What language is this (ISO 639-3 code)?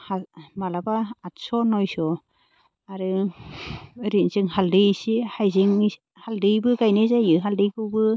brx